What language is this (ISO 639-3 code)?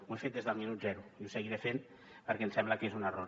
cat